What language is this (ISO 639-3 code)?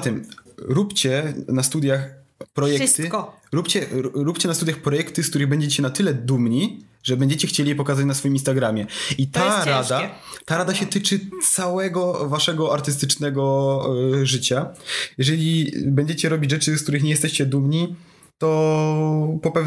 pol